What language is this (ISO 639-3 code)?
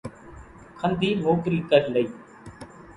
gjk